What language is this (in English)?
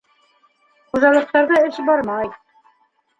Bashkir